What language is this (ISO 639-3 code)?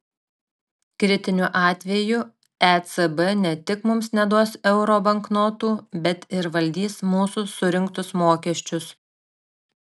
lit